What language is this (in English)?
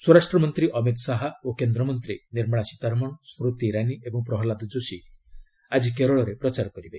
Odia